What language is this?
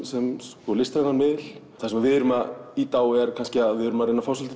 Icelandic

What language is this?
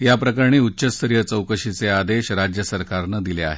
Marathi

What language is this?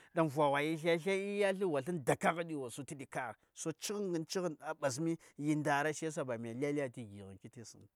Saya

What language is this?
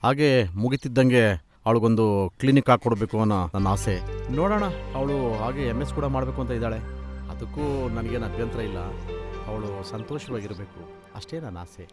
Kannada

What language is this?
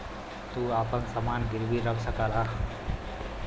Bhojpuri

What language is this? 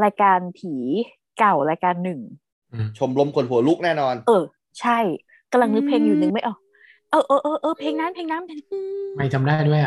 Thai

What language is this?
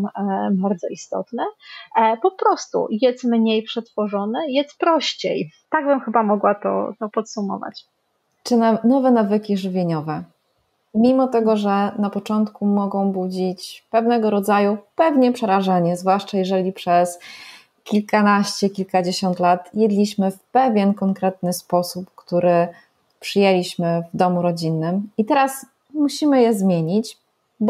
Polish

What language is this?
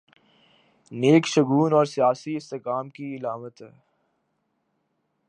Urdu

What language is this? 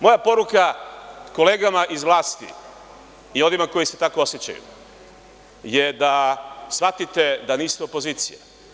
Serbian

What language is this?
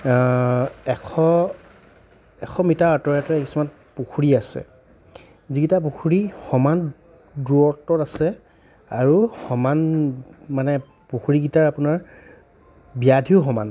Assamese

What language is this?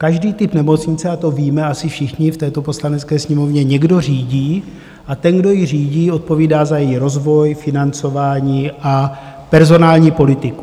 Czech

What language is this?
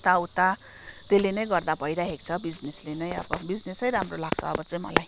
Nepali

